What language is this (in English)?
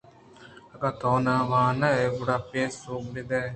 Eastern Balochi